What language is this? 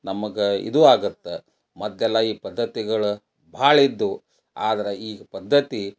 Kannada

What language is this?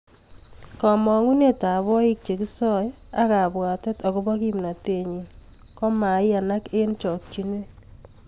Kalenjin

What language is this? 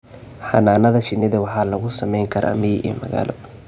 Somali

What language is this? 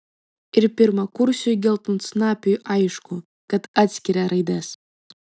Lithuanian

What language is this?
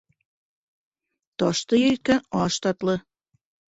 Bashkir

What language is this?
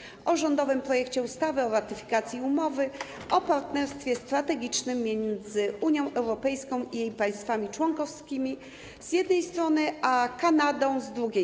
Polish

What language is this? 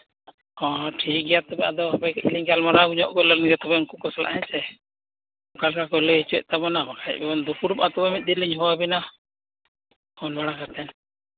Santali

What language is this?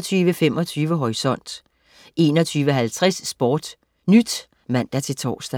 Danish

